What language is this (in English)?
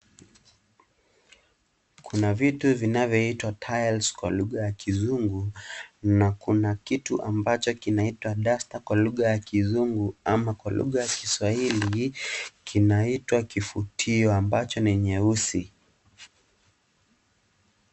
Swahili